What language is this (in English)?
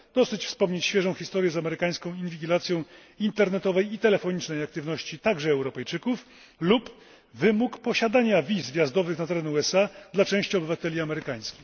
Polish